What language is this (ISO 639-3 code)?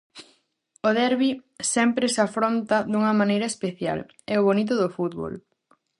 glg